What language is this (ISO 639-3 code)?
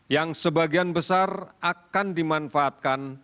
ind